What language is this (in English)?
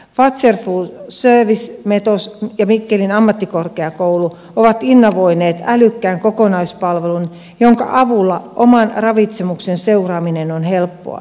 Finnish